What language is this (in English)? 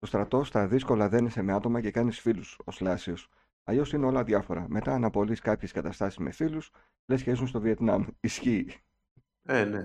Greek